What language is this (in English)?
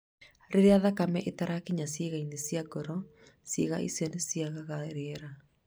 Kikuyu